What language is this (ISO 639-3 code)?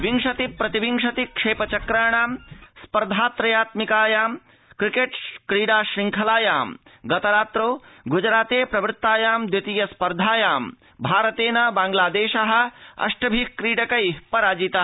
san